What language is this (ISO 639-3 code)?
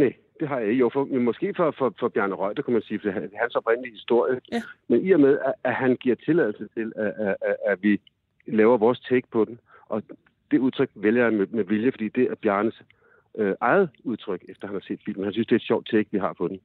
dan